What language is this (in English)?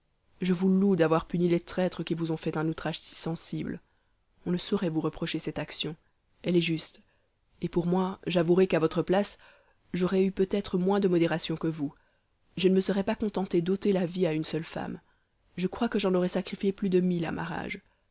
French